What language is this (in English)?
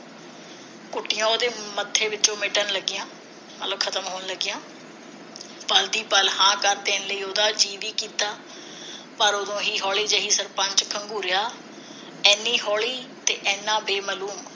Punjabi